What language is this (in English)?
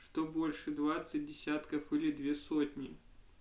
Russian